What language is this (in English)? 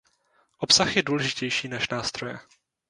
Czech